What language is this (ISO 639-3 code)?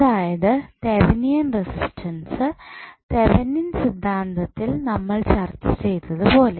mal